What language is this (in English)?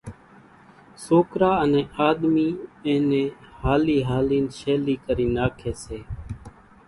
Kachi Koli